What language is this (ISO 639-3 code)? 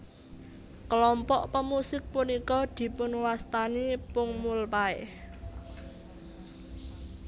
jav